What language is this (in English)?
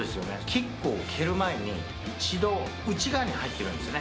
Japanese